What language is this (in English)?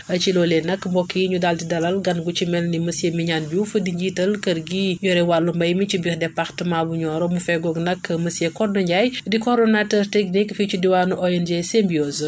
Wolof